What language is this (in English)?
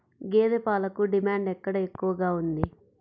Telugu